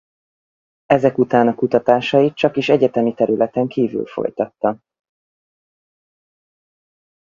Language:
Hungarian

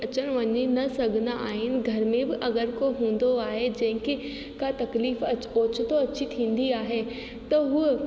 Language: Sindhi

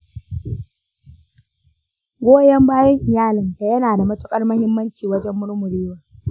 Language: Hausa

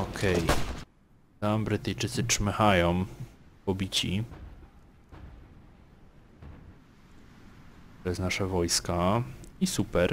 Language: Polish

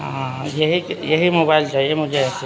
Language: Urdu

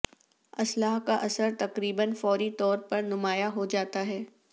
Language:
Urdu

